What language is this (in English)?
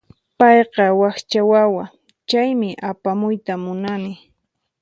Puno Quechua